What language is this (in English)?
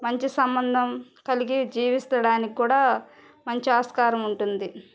Telugu